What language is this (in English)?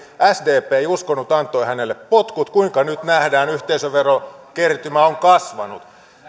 Finnish